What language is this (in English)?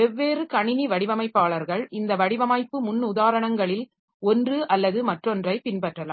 Tamil